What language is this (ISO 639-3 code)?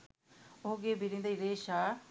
sin